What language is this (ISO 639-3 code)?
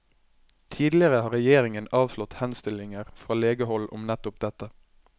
nor